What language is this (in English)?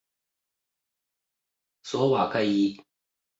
Chinese